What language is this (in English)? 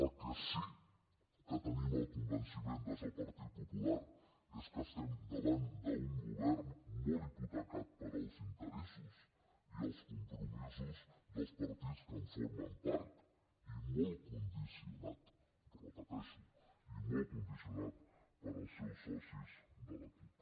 Catalan